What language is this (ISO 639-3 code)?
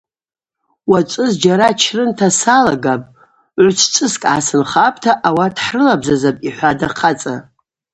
abq